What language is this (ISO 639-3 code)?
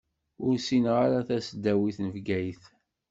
kab